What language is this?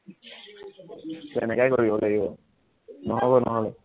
Assamese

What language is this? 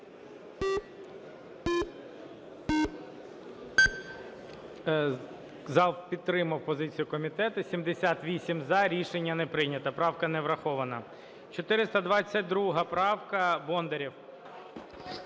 Ukrainian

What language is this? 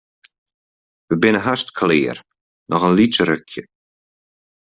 Western Frisian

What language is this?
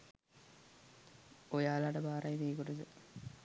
Sinhala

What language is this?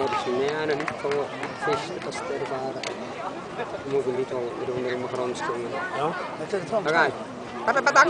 Bulgarian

